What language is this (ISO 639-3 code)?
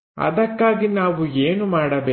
kan